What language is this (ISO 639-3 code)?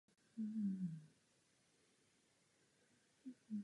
ces